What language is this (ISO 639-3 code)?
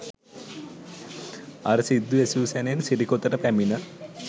sin